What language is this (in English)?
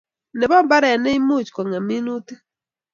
Kalenjin